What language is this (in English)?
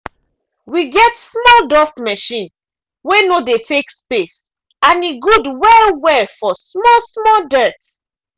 Nigerian Pidgin